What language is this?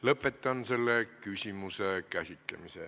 Estonian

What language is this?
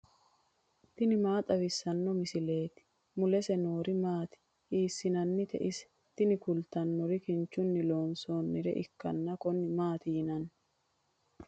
Sidamo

